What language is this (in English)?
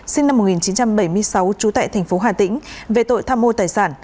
Vietnamese